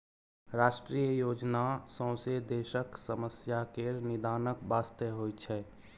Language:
Maithili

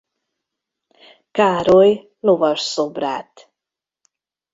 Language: Hungarian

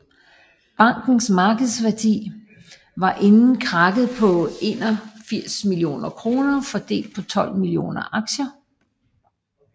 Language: Danish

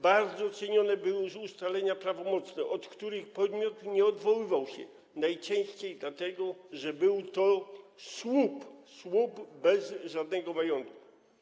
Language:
Polish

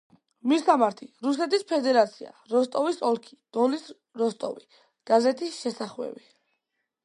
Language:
Georgian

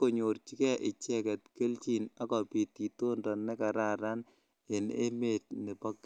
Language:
Kalenjin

